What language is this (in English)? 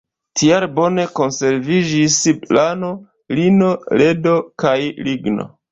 Esperanto